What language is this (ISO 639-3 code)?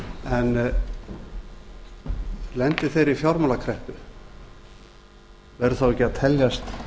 isl